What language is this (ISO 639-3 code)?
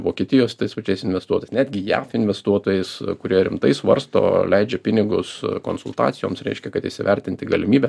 lit